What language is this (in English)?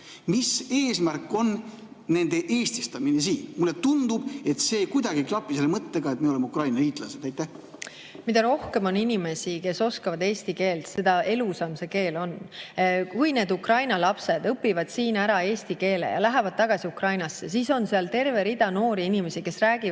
Estonian